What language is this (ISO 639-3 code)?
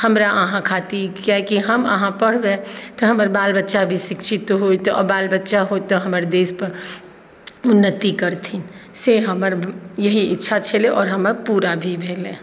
mai